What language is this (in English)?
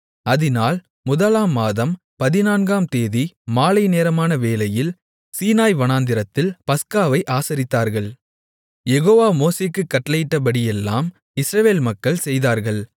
Tamil